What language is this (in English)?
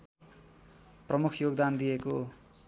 Nepali